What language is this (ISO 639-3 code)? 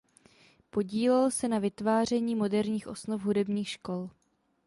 ces